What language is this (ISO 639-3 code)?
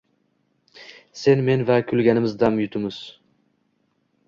uzb